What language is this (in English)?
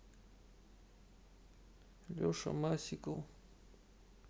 Russian